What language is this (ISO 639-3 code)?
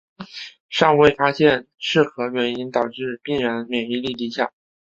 zho